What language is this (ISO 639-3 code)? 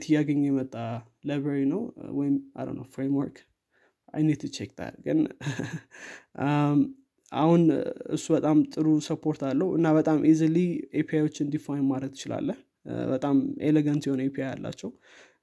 amh